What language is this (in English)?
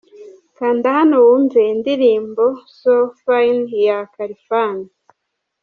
Kinyarwanda